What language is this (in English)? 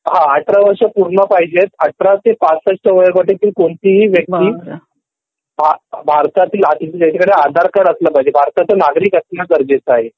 Marathi